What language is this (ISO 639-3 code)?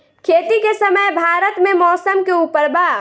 bho